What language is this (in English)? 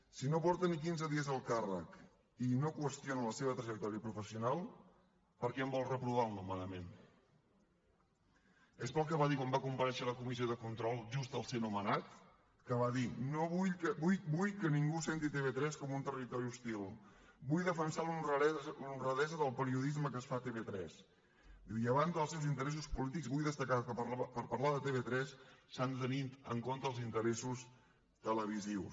Catalan